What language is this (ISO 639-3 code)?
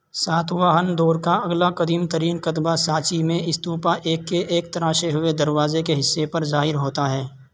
urd